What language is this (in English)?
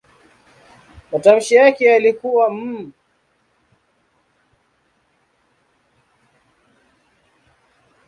Swahili